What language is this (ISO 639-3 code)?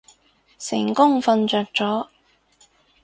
yue